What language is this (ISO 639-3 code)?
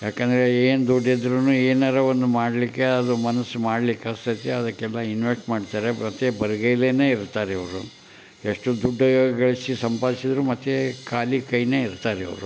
kan